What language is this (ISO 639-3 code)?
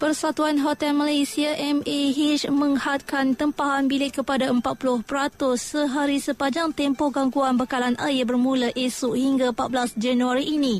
msa